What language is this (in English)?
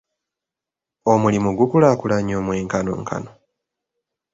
Ganda